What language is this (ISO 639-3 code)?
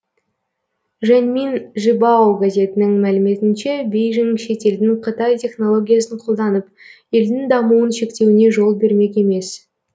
kaz